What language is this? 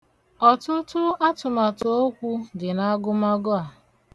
Igbo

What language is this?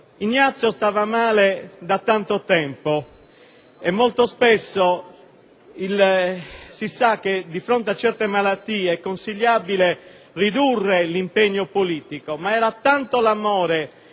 Italian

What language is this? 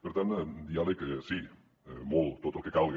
Catalan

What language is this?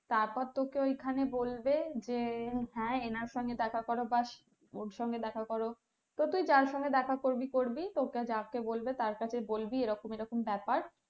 Bangla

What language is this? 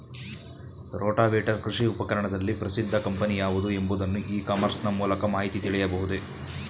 Kannada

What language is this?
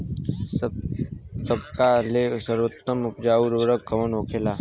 Bhojpuri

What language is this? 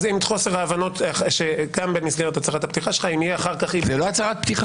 Hebrew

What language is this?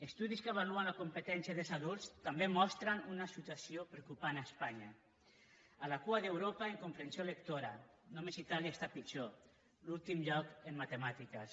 Catalan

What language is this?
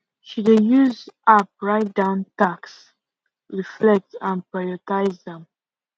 Nigerian Pidgin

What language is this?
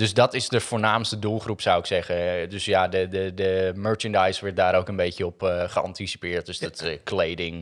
Dutch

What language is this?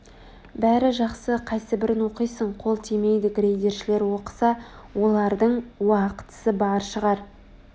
Kazakh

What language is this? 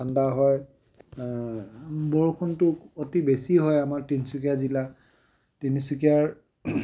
Assamese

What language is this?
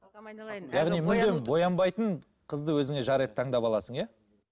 Kazakh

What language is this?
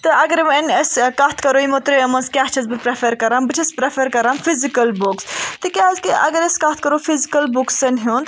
Kashmiri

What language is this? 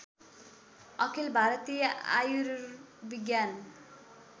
Nepali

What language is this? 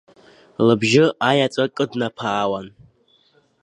Abkhazian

